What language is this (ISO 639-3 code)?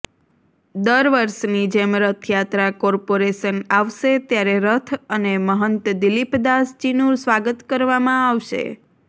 guj